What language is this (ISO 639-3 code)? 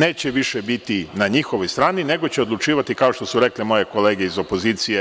srp